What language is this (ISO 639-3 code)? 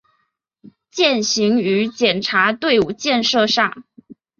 zho